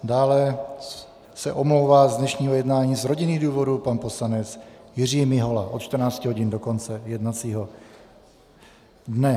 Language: Czech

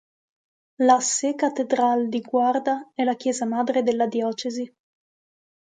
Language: Italian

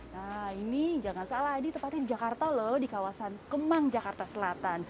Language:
Indonesian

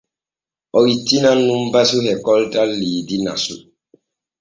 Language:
Borgu Fulfulde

